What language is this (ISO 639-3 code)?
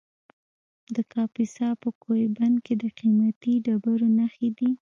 pus